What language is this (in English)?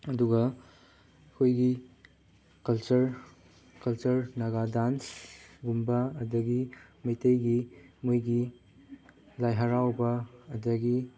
Manipuri